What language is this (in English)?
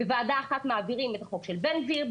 Hebrew